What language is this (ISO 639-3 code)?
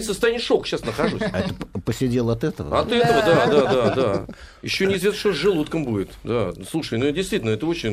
rus